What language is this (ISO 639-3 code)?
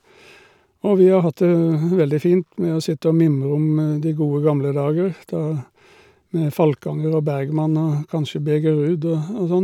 nor